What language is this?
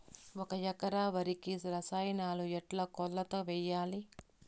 Telugu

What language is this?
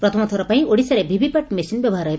Odia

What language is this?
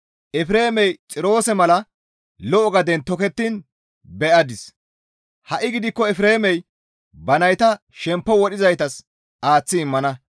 Gamo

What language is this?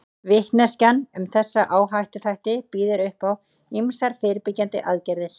Icelandic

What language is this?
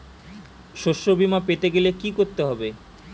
Bangla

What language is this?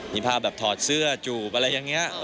Thai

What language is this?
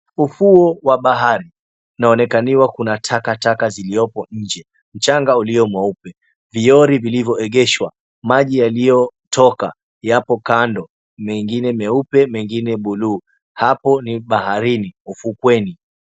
Swahili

